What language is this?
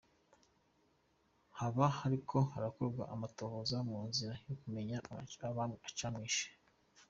Kinyarwanda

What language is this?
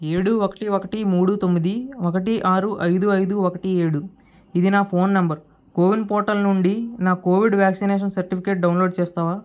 Telugu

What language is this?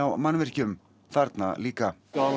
Icelandic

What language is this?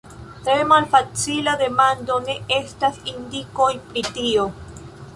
Esperanto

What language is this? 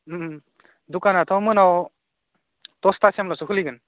Bodo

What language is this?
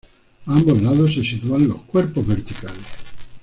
Spanish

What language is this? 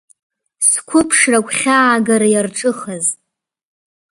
Abkhazian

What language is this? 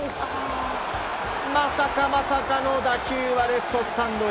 Japanese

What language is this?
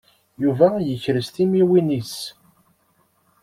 Kabyle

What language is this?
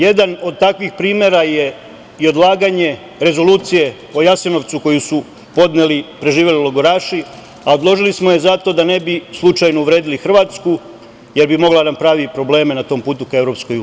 Serbian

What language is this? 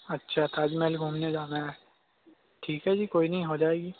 Urdu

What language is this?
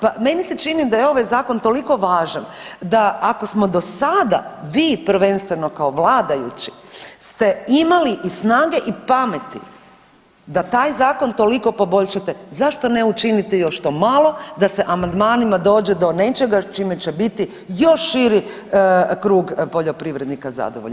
Croatian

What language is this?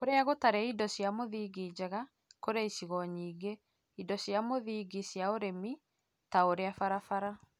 Kikuyu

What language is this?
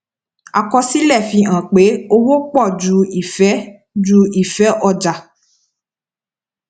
Yoruba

